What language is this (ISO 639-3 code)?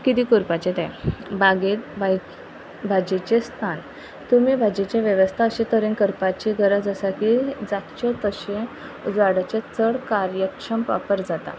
kok